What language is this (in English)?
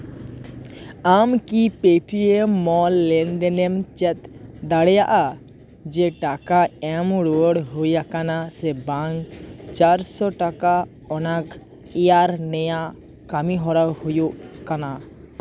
Santali